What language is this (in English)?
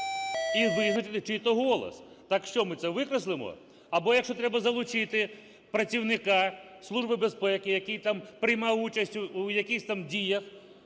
Ukrainian